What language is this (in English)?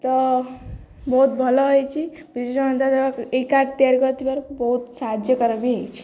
Odia